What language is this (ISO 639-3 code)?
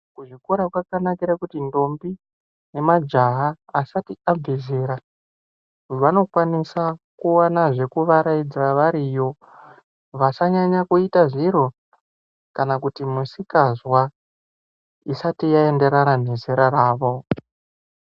ndc